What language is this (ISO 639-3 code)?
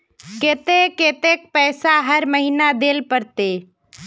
mag